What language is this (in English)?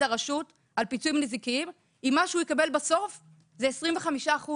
Hebrew